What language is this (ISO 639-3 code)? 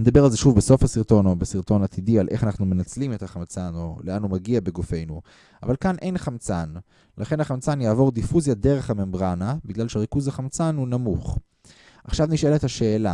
heb